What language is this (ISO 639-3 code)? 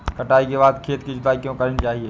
hin